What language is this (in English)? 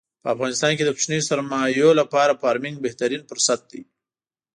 Pashto